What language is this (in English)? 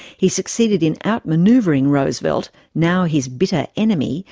English